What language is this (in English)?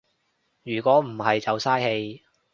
Cantonese